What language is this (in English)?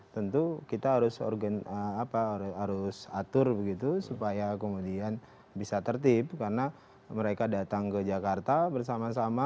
Indonesian